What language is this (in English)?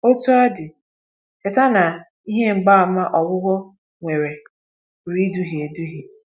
Igbo